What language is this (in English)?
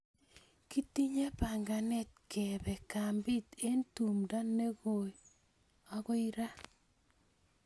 Kalenjin